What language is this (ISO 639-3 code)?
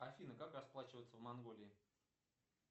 rus